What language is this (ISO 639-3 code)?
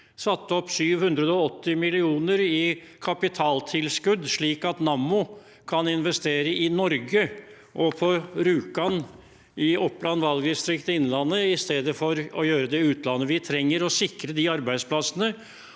nor